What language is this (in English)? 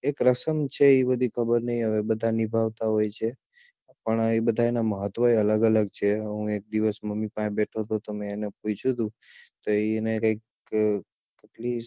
Gujarati